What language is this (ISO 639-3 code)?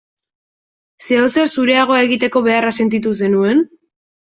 eus